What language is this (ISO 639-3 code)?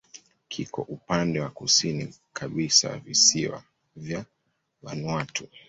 swa